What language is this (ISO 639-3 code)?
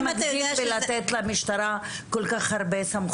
heb